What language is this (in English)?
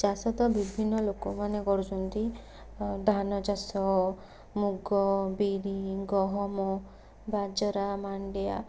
Odia